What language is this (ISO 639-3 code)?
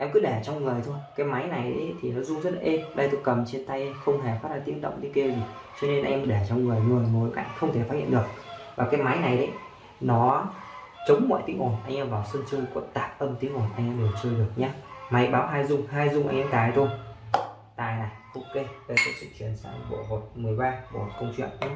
vie